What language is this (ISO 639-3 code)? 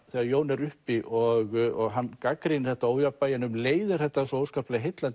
isl